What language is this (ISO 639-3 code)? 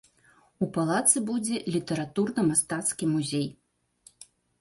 bel